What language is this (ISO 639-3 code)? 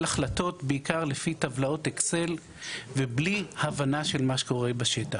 heb